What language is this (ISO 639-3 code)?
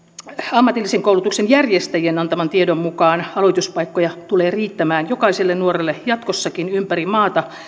fin